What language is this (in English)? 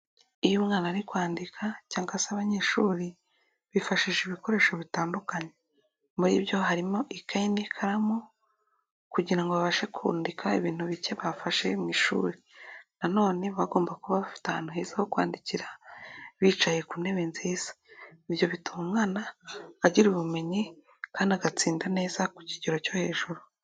Kinyarwanda